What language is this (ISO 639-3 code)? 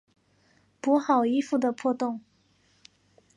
zho